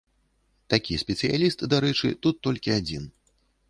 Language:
Belarusian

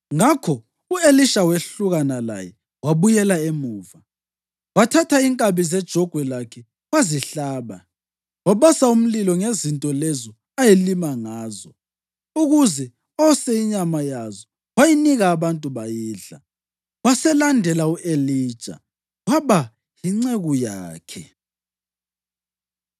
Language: North Ndebele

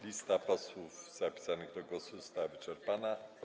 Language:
Polish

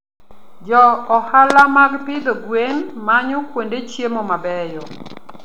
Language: Luo (Kenya and Tanzania)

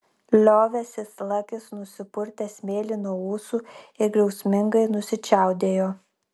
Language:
Lithuanian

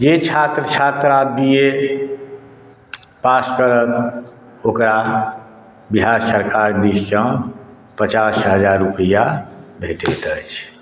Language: Maithili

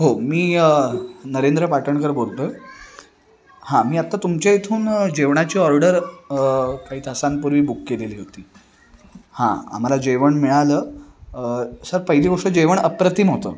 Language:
Marathi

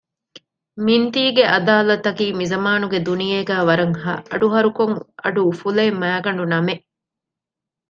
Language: Divehi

